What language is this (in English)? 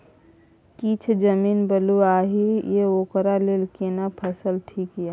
Maithili